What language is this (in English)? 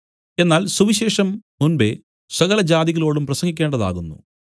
Malayalam